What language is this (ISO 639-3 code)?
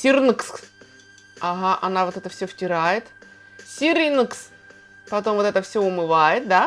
rus